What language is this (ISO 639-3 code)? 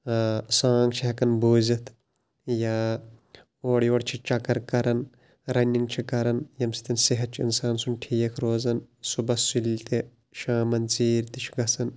kas